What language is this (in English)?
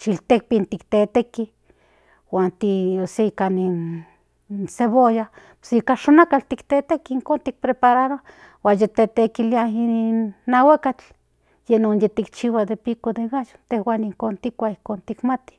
Central Nahuatl